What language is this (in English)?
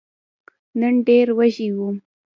Pashto